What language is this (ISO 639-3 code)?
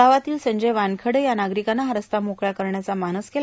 mar